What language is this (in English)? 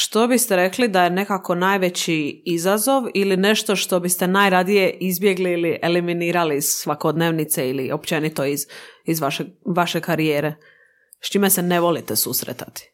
Croatian